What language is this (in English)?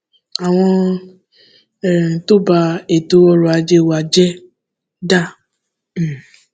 Yoruba